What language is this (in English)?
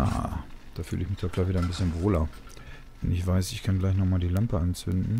German